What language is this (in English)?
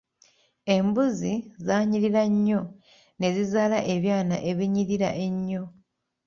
Ganda